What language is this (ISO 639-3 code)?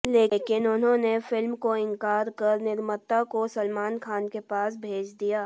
hin